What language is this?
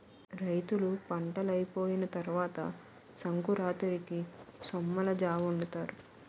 Telugu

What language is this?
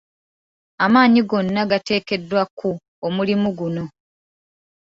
Ganda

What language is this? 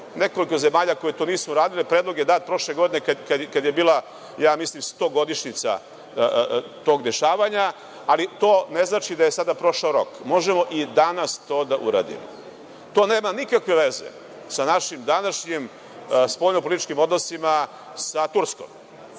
Serbian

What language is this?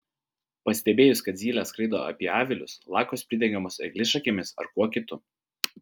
Lithuanian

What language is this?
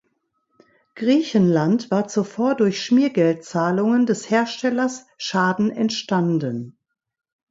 German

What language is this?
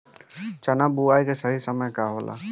Bhojpuri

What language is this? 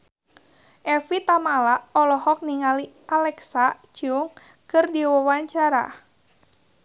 Sundanese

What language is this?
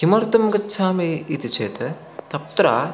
Sanskrit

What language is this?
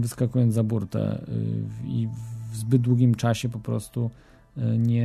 Polish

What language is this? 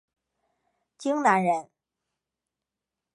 Chinese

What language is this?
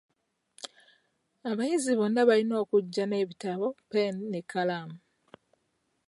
Ganda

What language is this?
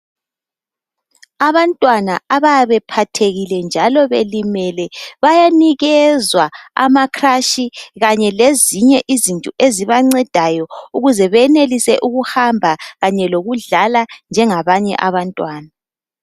North Ndebele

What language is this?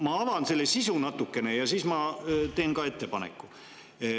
Estonian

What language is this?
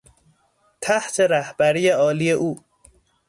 Persian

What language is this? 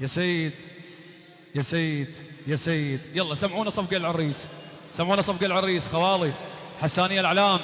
Arabic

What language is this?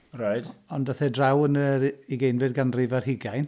Welsh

